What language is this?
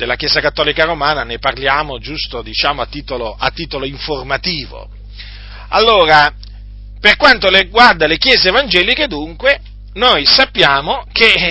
Italian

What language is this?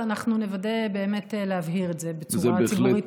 Hebrew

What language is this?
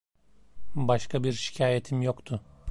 Turkish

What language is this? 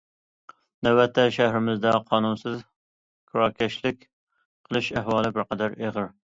Uyghur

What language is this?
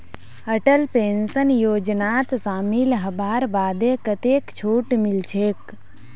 Magahi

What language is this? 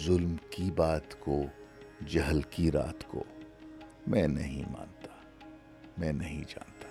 Urdu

